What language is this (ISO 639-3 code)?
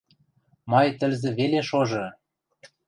mrj